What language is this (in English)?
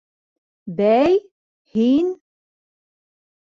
Bashkir